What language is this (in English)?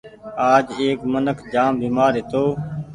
Goaria